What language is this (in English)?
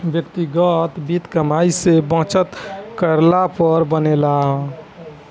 Bhojpuri